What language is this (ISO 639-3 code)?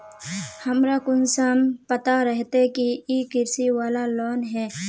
mag